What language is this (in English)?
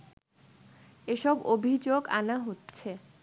Bangla